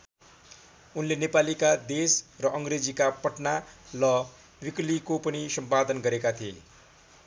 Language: Nepali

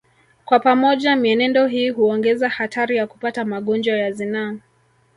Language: Swahili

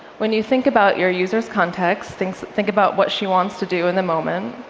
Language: English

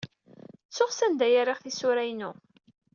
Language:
Kabyle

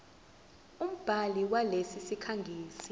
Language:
Zulu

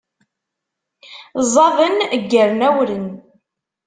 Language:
Kabyle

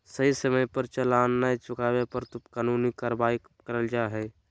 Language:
Magahi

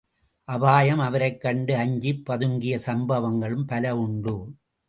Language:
Tamil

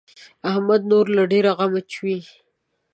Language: Pashto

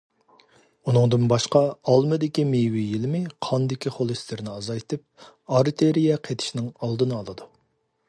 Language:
Uyghur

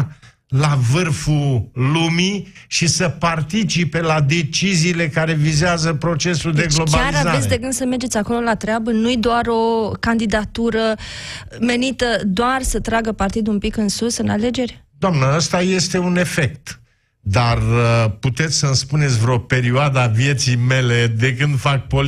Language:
Romanian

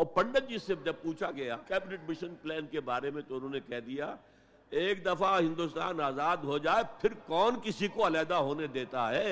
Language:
Urdu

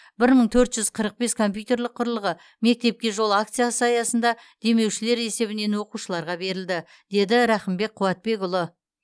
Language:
Kazakh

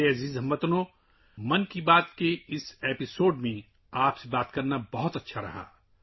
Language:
Urdu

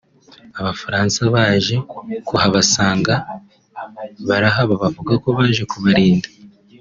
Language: Kinyarwanda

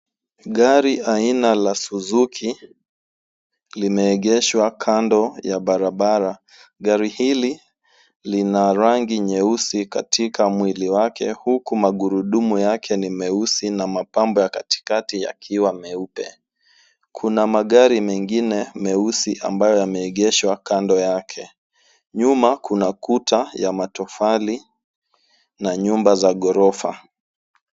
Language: Swahili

